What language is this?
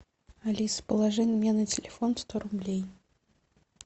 Russian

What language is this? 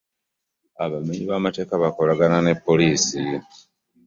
Ganda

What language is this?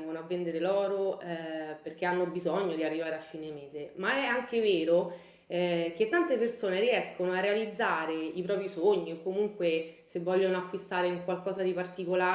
Italian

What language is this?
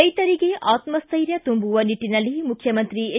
Kannada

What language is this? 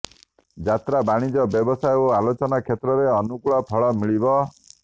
Odia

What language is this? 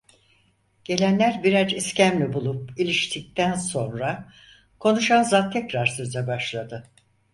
Turkish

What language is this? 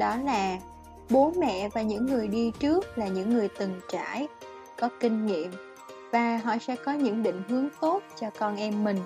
Vietnamese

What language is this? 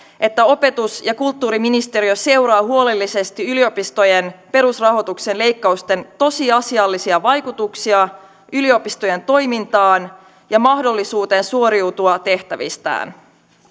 Finnish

